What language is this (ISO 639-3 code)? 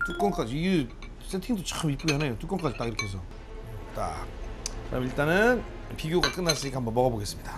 kor